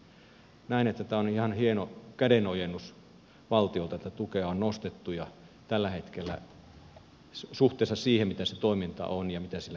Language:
Finnish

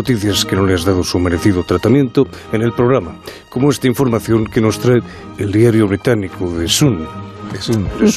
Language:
Spanish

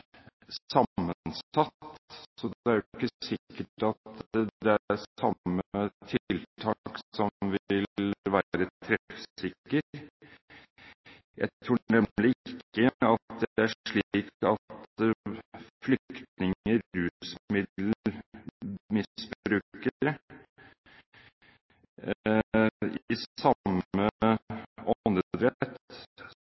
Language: Norwegian Bokmål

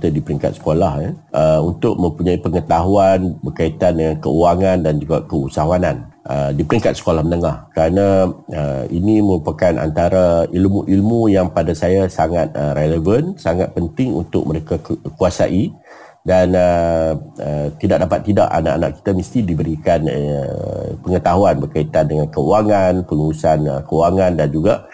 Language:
Malay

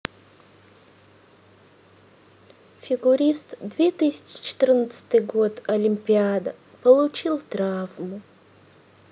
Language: Russian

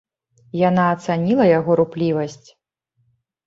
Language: Belarusian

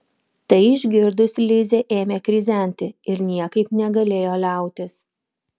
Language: Lithuanian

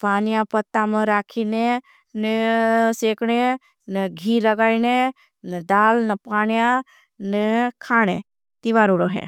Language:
Bhili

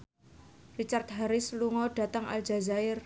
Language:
Javanese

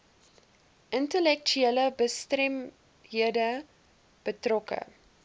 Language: Afrikaans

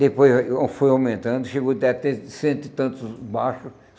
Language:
Portuguese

